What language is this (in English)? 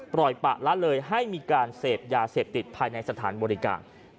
Thai